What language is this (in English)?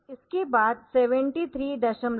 Hindi